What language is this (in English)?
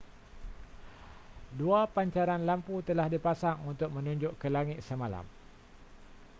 Malay